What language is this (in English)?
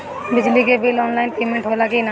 Bhojpuri